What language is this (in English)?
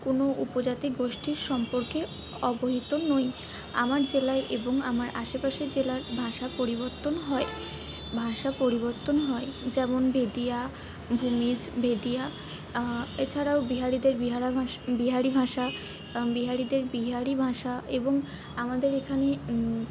Bangla